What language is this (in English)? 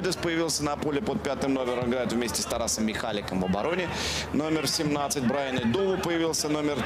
Russian